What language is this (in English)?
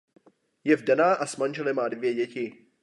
Czech